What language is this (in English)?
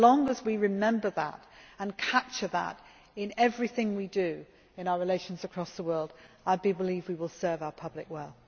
English